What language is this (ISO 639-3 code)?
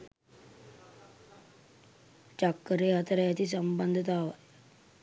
sin